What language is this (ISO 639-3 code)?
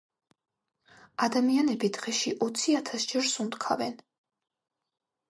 kat